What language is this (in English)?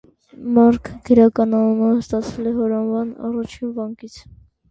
Armenian